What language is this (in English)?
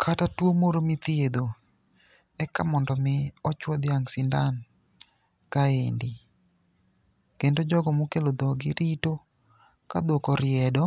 Luo (Kenya and Tanzania)